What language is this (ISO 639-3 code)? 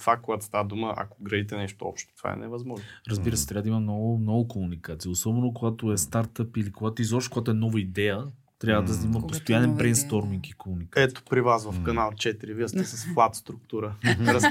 bul